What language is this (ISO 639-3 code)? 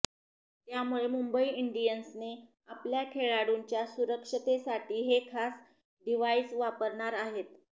mar